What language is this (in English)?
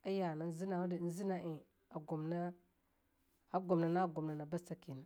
Longuda